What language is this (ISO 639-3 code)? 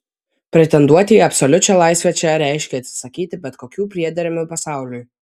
lit